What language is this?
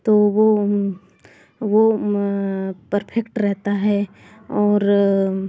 Hindi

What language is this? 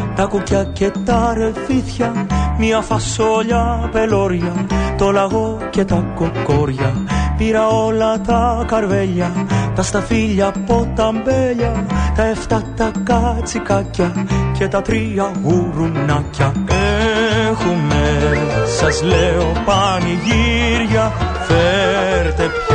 Greek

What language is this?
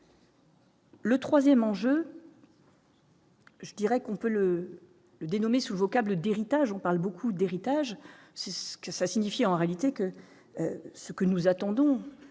French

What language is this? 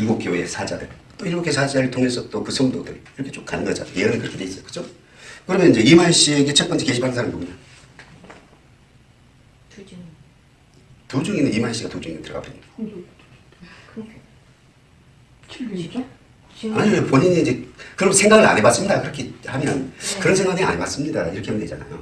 Korean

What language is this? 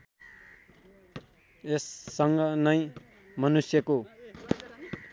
Nepali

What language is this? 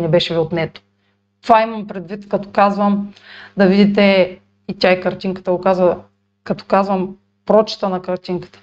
Bulgarian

